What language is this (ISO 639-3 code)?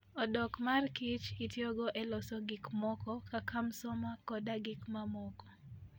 luo